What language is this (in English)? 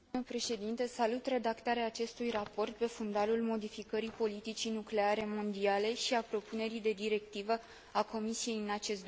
Romanian